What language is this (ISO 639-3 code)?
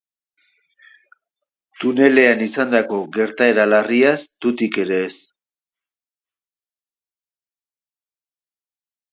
eus